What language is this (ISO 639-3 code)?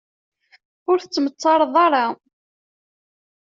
kab